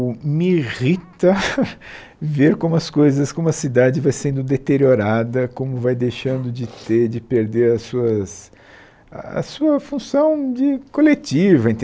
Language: Portuguese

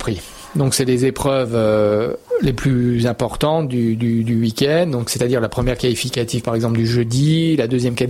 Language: French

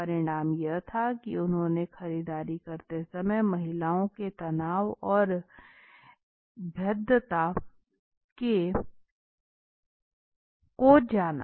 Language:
Hindi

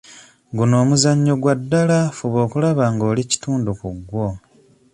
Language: Ganda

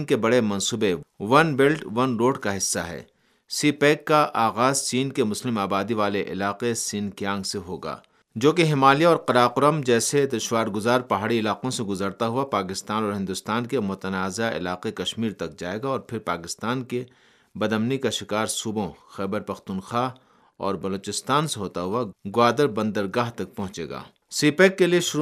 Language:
Urdu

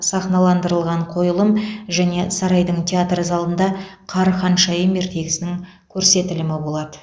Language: Kazakh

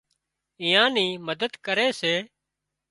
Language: Wadiyara Koli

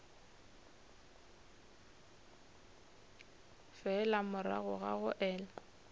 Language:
Northern Sotho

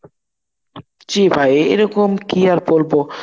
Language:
Bangla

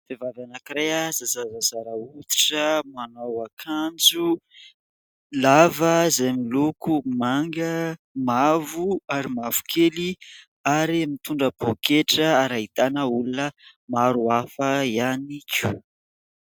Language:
Malagasy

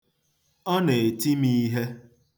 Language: Igbo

